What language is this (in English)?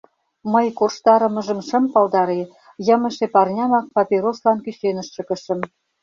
Mari